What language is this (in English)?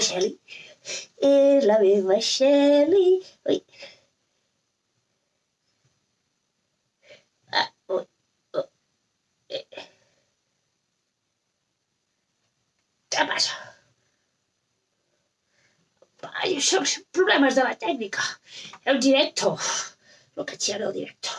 Spanish